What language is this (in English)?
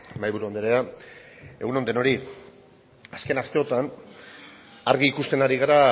Basque